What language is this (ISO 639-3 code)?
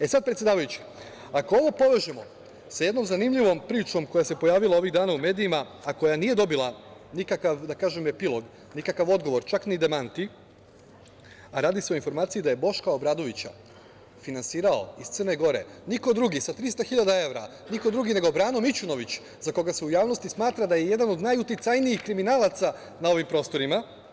srp